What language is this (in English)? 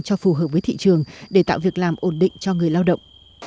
Vietnamese